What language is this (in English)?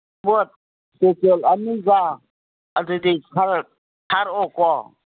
Manipuri